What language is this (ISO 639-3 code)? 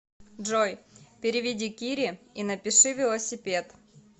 rus